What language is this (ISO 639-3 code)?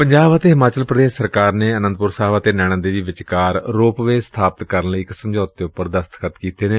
pan